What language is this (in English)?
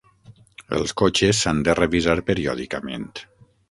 Catalan